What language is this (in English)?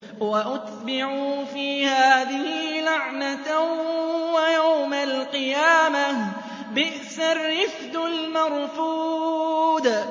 Arabic